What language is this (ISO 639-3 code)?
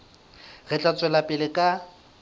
sot